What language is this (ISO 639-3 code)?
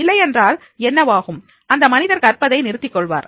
tam